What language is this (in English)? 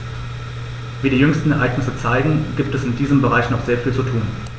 German